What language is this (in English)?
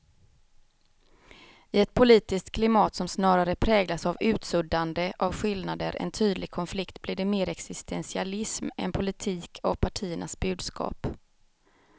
Swedish